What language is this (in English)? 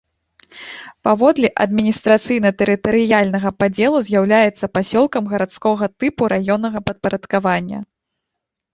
Belarusian